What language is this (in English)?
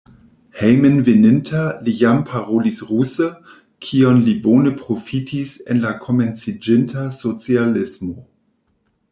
Esperanto